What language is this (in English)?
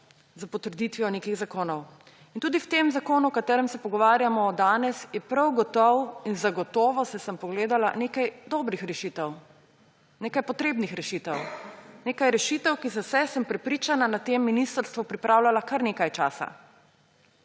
Slovenian